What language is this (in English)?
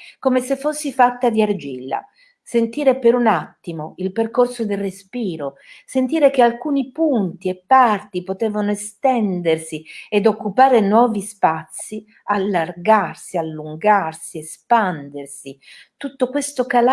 Italian